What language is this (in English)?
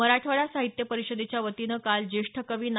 Marathi